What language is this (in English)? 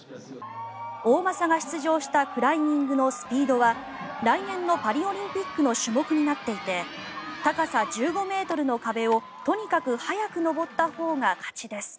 Japanese